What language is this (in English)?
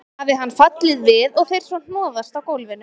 Icelandic